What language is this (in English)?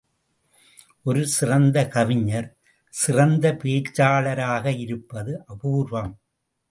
Tamil